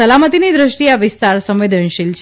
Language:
Gujarati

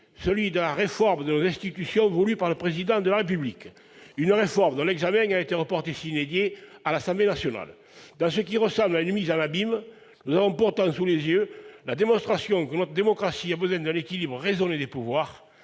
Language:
French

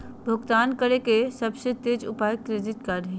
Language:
Magahi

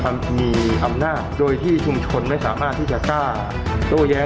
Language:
Thai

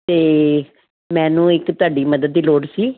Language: Punjabi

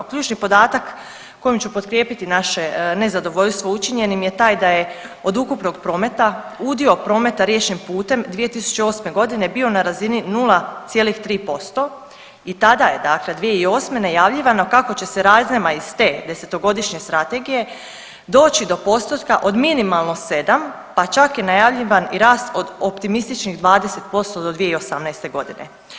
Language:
Croatian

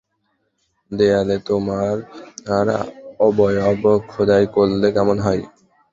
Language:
Bangla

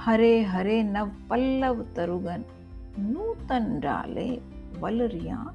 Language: Hindi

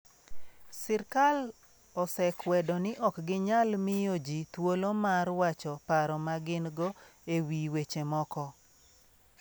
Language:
Luo (Kenya and Tanzania)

